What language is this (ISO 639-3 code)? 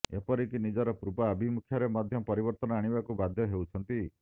ori